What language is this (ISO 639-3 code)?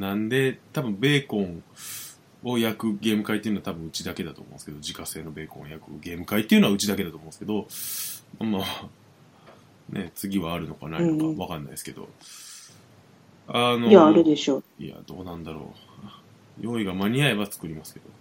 jpn